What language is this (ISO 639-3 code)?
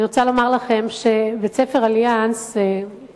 heb